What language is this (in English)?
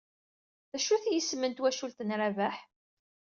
Kabyle